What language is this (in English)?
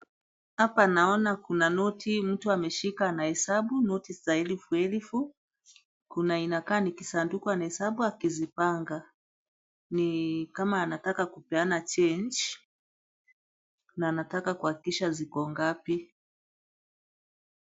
Swahili